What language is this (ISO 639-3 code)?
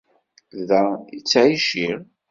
kab